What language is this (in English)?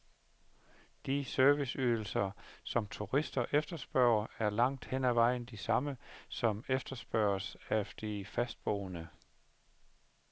Danish